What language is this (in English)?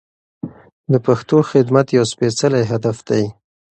Pashto